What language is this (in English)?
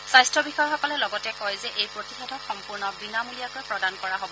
Assamese